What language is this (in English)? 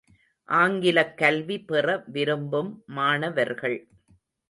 Tamil